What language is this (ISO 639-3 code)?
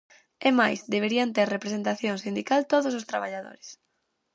glg